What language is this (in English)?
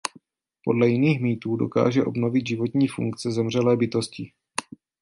Czech